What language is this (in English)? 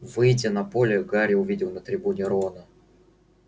Russian